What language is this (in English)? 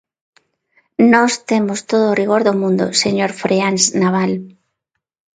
Galician